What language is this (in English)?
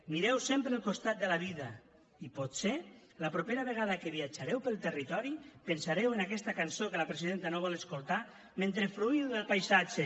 Catalan